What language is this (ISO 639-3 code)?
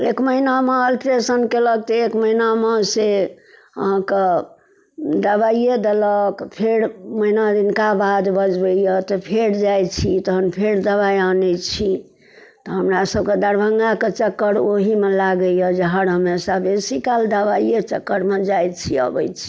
mai